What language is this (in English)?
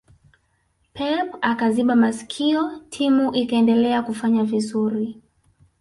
Swahili